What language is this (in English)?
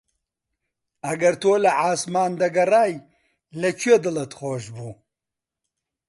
Central Kurdish